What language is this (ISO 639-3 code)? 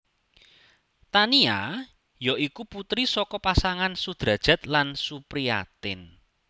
jav